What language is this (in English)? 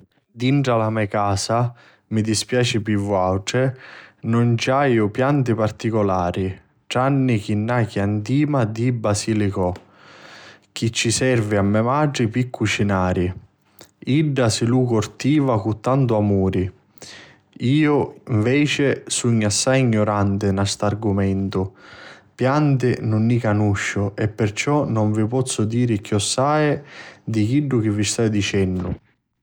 Sicilian